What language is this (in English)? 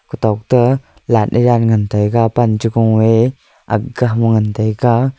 Wancho Naga